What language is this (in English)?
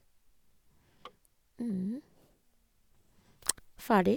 Norwegian